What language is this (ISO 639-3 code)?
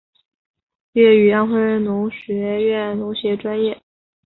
zho